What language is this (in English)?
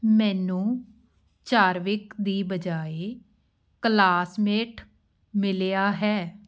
Punjabi